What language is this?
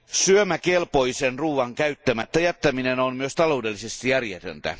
Finnish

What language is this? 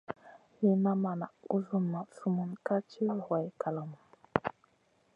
Masana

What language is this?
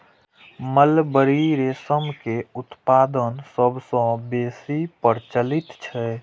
Maithili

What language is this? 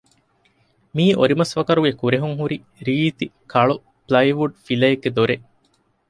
Divehi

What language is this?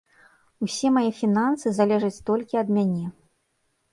Belarusian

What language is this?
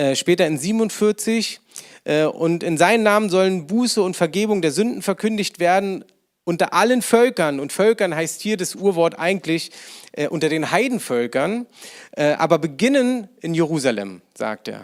German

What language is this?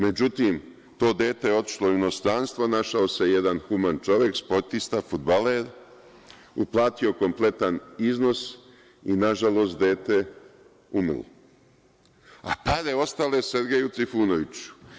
Serbian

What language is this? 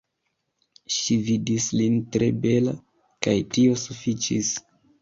Esperanto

